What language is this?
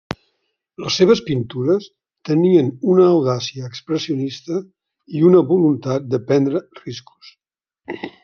Catalan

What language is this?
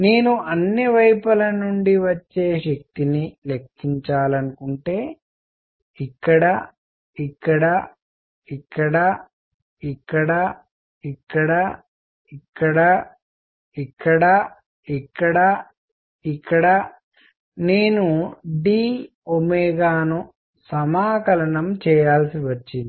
Telugu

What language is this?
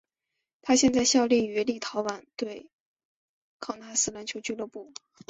Chinese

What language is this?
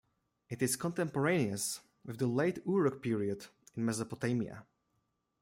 English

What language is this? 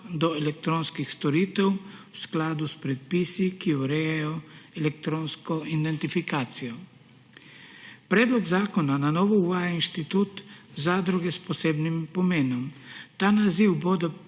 Slovenian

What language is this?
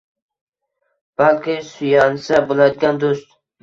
Uzbek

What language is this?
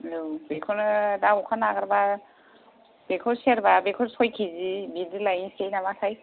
Bodo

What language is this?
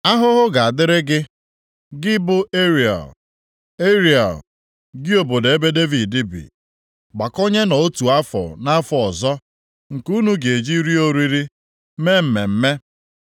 Igbo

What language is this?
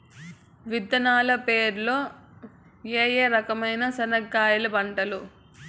Telugu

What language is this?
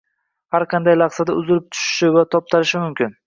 Uzbek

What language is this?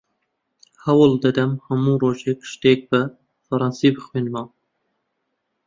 Central Kurdish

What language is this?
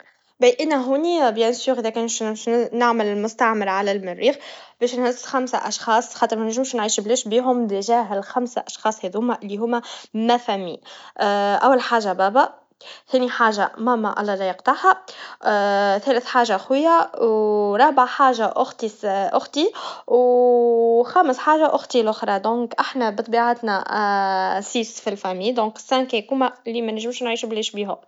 Tunisian Arabic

